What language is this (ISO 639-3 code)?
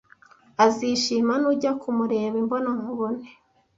kin